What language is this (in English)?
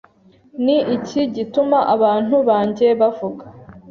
Kinyarwanda